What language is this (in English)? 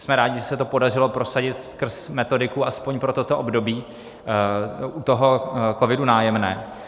Czech